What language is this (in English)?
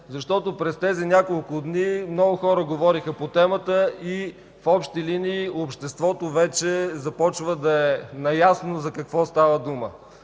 Bulgarian